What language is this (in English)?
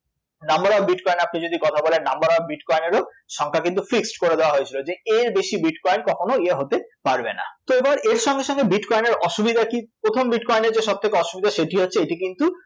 Bangla